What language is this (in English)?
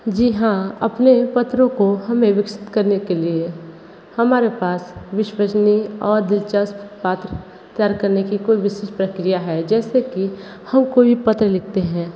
Hindi